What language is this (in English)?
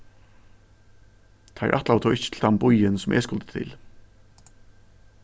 Faroese